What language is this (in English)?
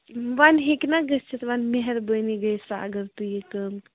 Kashmiri